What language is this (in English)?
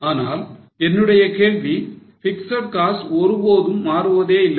Tamil